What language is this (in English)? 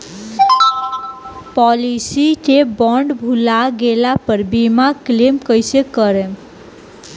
Bhojpuri